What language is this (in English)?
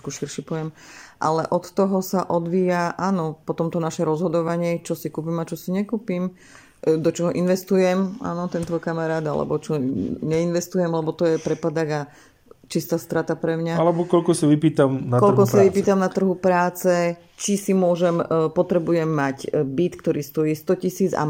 Slovak